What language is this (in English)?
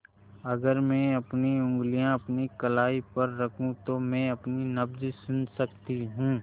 Hindi